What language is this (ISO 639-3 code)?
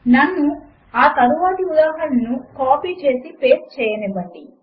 tel